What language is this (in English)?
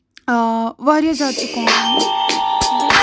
Kashmiri